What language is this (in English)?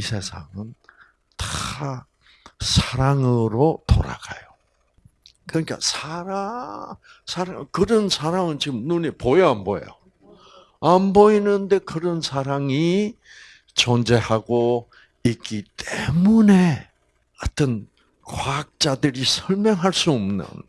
Korean